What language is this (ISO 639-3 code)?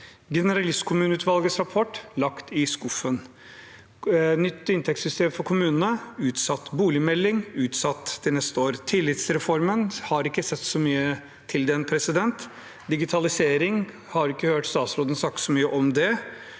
nor